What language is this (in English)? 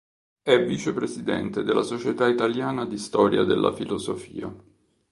Italian